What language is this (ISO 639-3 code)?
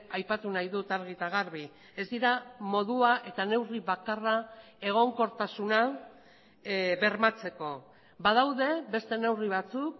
eus